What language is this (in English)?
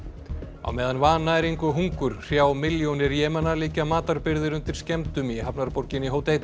Icelandic